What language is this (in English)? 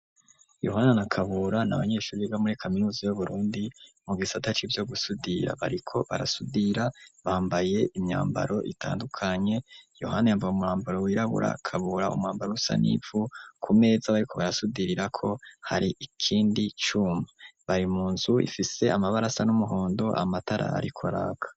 Rundi